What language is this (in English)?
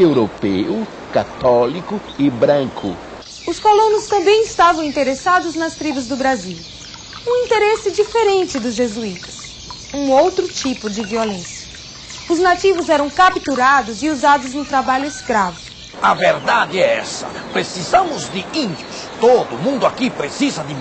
Portuguese